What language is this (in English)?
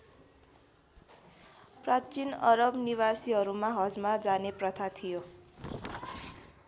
Nepali